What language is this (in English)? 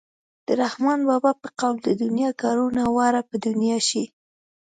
Pashto